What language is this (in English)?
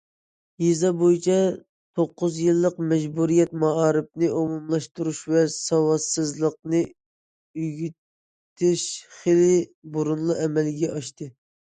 Uyghur